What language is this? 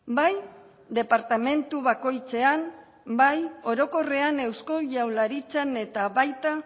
Basque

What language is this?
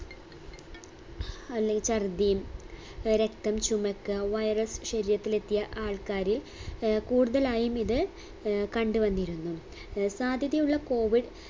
Malayalam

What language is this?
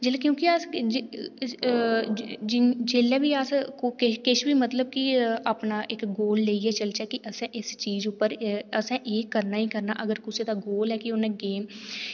Dogri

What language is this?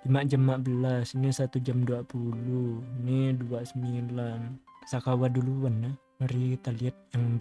Indonesian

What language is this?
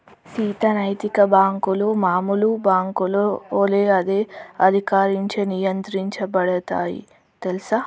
Telugu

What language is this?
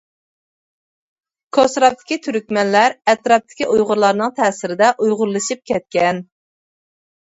Uyghur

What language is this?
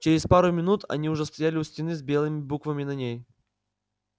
Russian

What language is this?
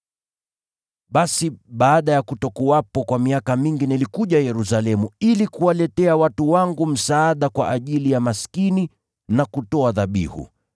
Swahili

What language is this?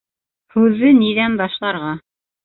Bashkir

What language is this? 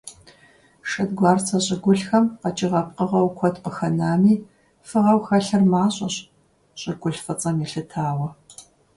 Kabardian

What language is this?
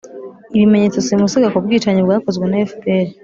Kinyarwanda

